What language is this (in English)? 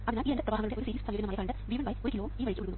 Malayalam